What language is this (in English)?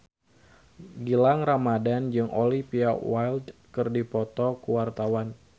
Sundanese